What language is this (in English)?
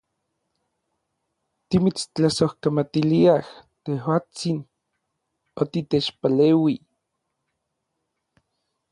Orizaba Nahuatl